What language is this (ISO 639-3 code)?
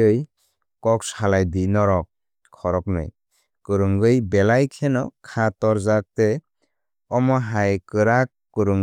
trp